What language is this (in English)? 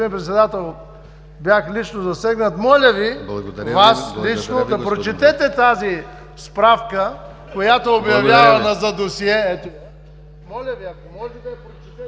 Bulgarian